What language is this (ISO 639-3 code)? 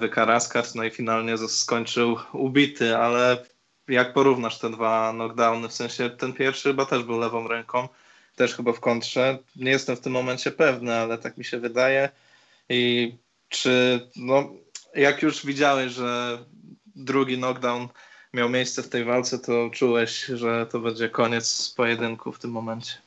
pol